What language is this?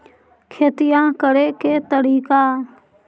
Magahi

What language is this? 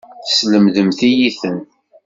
Kabyle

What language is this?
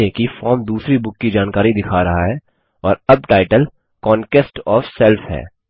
Hindi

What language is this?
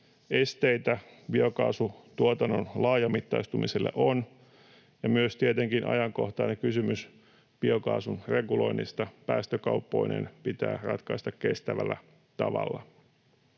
Finnish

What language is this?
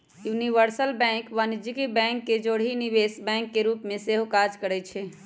Magahi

